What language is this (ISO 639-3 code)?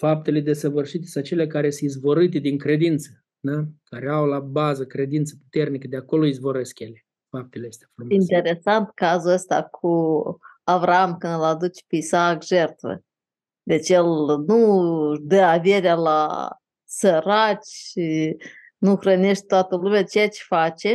ron